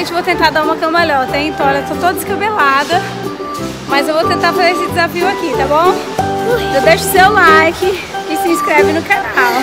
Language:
Portuguese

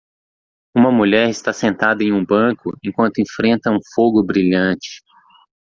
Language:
Portuguese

